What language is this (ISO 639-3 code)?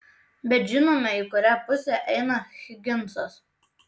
lit